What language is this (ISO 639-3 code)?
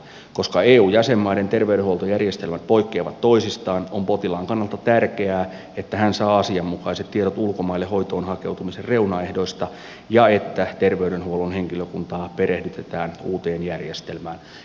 fin